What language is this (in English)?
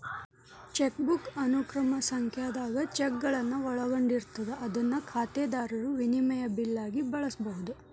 Kannada